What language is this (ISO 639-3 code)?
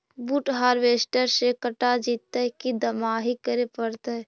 mag